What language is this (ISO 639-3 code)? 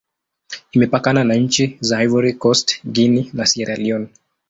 swa